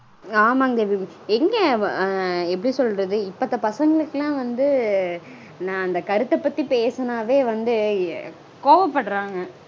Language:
Tamil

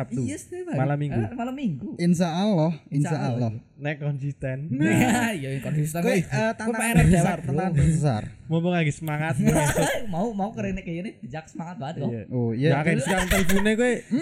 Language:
Indonesian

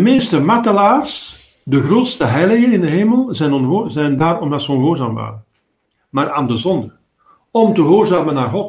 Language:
Dutch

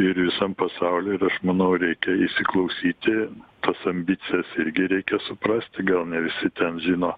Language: Lithuanian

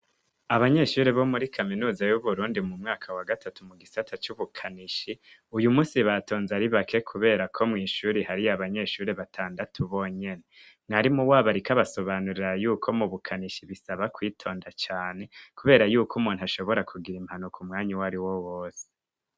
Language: Rundi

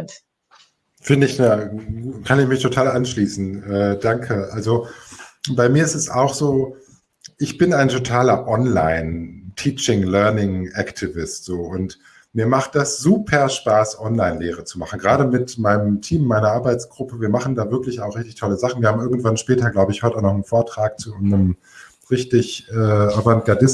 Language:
German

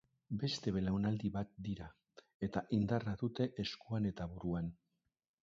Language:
Basque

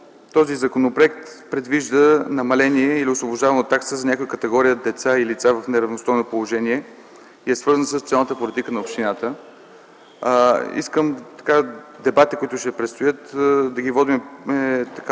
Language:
Bulgarian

